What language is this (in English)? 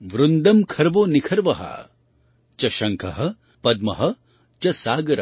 Gujarati